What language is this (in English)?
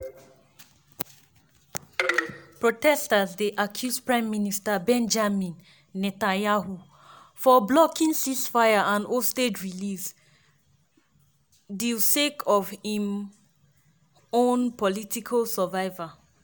Nigerian Pidgin